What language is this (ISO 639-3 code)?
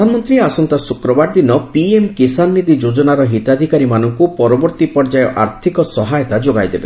ori